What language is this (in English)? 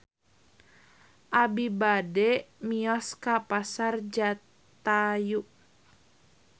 Sundanese